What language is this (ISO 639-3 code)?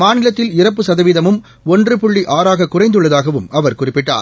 tam